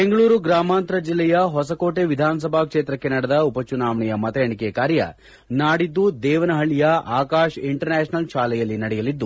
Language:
Kannada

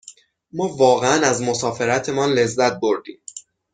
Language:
Persian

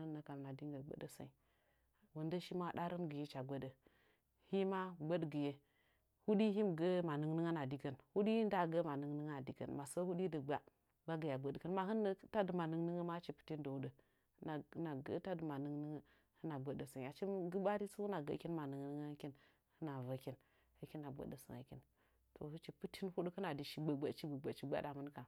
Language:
Nzanyi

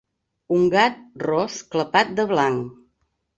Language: Catalan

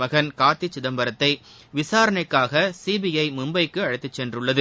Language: Tamil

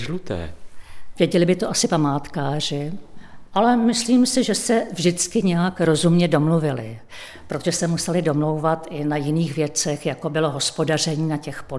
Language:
Czech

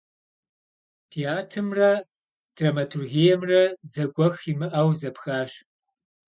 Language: Kabardian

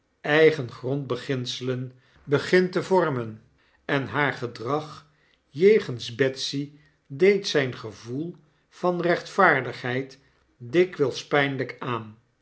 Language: Dutch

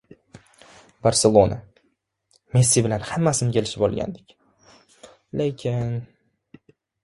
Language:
Uzbek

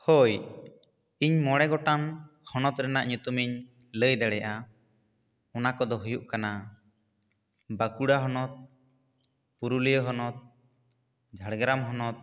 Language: Santali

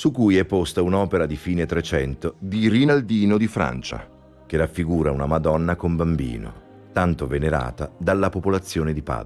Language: Italian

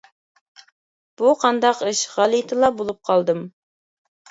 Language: Uyghur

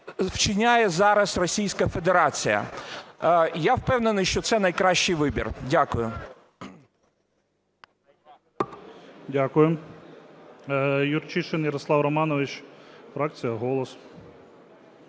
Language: Ukrainian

